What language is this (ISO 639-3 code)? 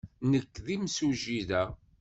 kab